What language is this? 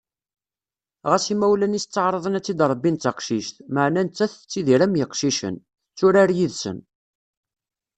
Kabyle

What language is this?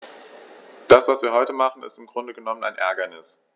German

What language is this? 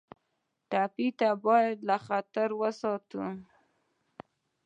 Pashto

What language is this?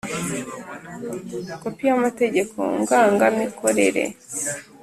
Kinyarwanda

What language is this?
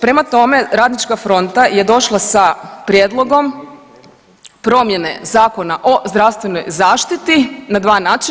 Croatian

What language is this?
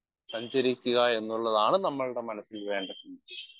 Malayalam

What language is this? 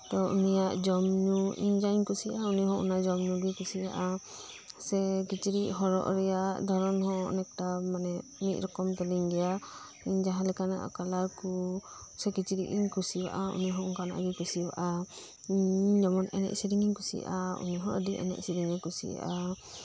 Santali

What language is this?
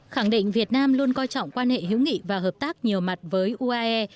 Vietnamese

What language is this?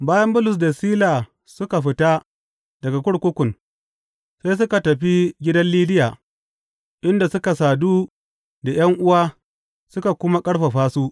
Hausa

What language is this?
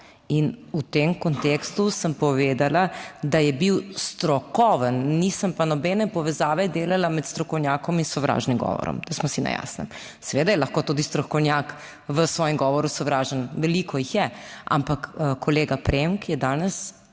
Slovenian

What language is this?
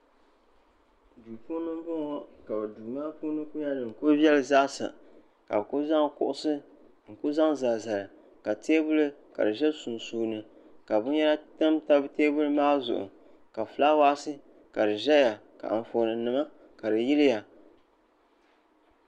Dagbani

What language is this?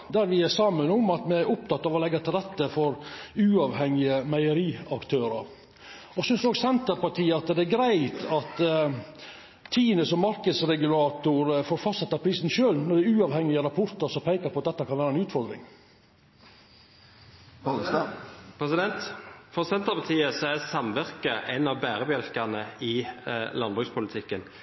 Norwegian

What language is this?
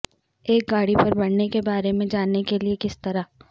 Urdu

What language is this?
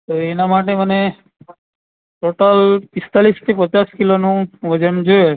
Gujarati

